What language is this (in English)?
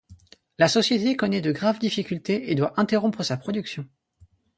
French